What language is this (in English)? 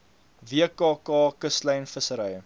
Afrikaans